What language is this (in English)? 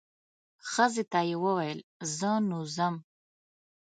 Pashto